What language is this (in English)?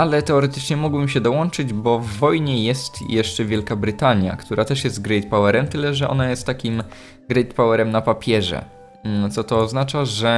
Polish